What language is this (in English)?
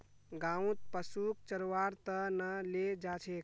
Magahi